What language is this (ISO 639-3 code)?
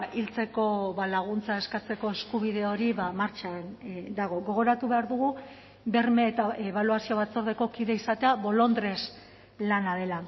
eus